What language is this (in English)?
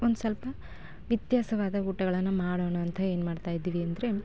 Kannada